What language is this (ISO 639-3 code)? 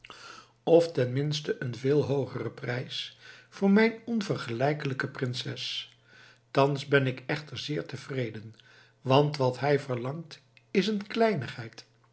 nld